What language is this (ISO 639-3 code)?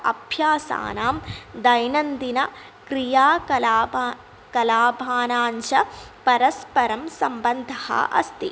san